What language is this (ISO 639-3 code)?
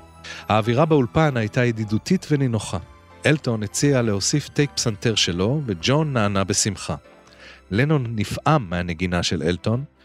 heb